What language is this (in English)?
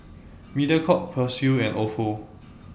English